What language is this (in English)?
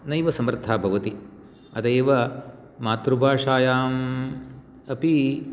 Sanskrit